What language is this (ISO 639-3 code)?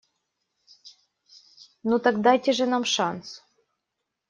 rus